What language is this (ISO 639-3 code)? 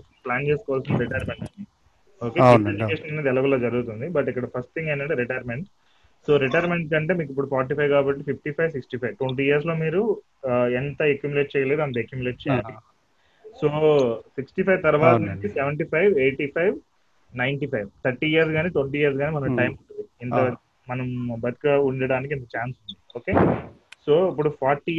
tel